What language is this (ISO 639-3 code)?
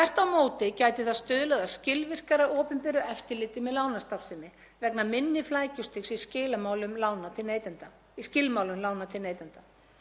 isl